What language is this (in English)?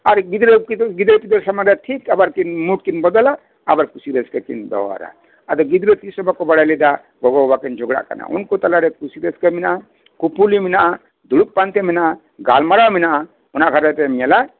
Santali